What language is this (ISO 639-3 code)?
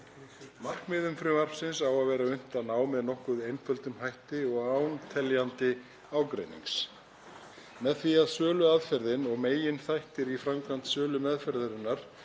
isl